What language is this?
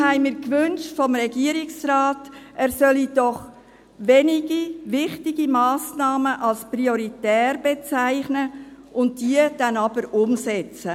Swiss German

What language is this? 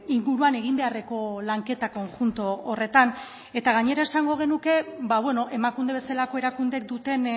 Basque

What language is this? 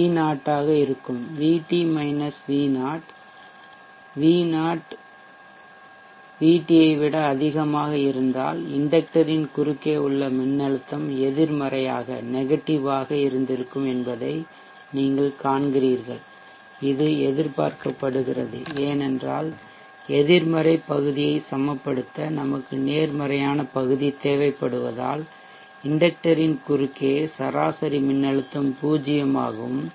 Tamil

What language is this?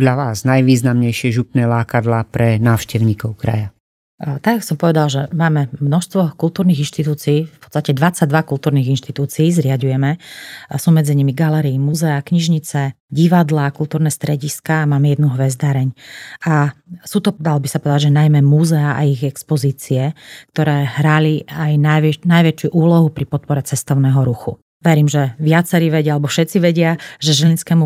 Slovak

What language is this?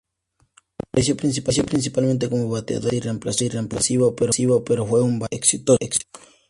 Spanish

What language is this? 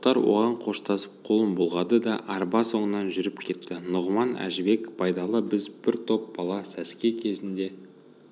Kazakh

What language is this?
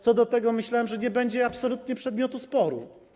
Polish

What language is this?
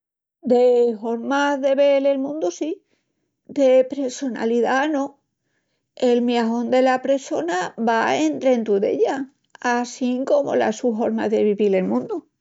Extremaduran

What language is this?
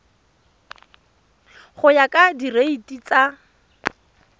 Tswana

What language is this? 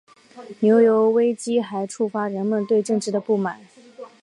Chinese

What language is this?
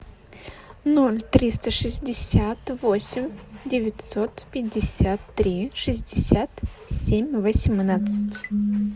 Russian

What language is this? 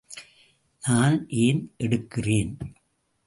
Tamil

